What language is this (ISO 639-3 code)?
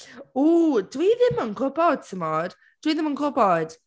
cym